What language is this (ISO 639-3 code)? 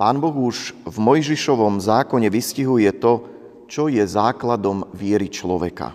slk